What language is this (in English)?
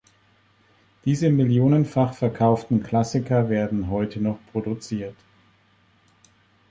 German